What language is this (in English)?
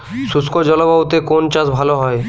Bangla